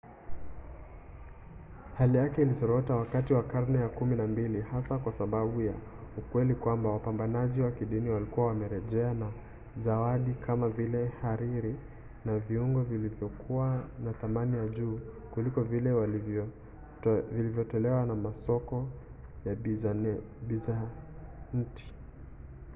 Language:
Swahili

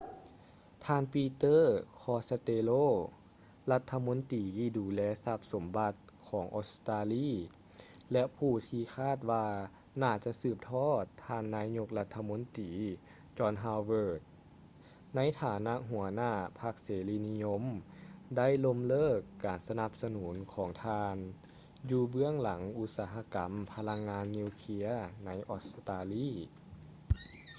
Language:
Lao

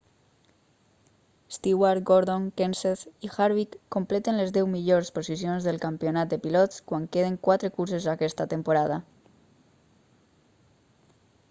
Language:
Catalan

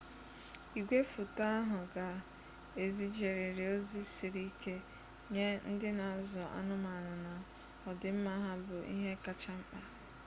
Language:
Igbo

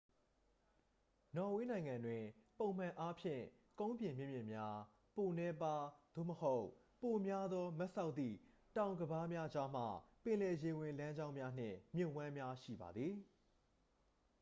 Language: Burmese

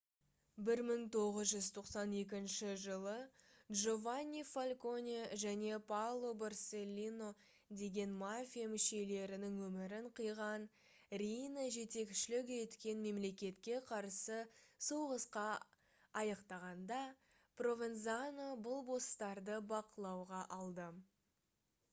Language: Kazakh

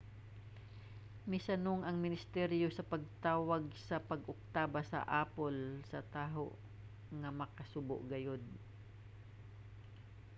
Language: Cebuano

